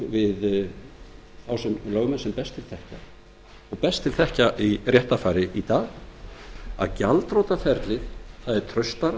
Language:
Icelandic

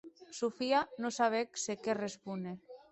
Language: Occitan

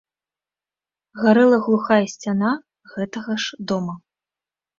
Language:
Belarusian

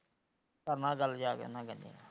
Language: Punjabi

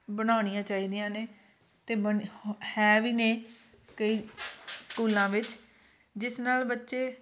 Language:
Punjabi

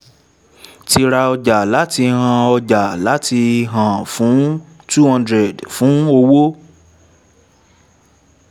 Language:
Yoruba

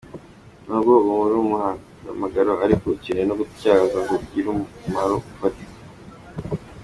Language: Kinyarwanda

